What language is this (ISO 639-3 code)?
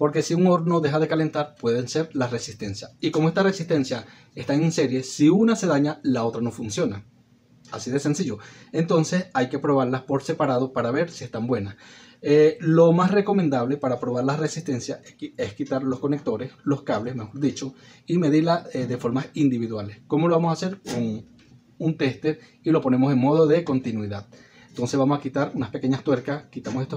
spa